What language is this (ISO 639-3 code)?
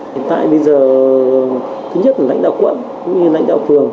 vie